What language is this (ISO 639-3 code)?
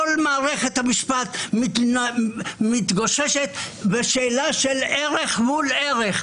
heb